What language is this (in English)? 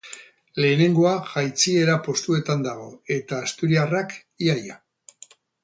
Basque